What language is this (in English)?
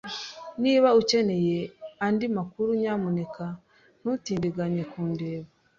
Kinyarwanda